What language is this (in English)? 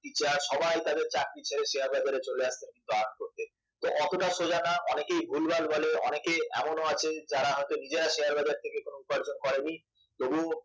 Bangla